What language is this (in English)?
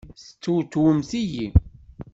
Kabyle